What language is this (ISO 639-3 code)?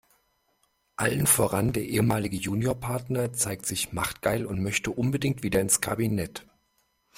deu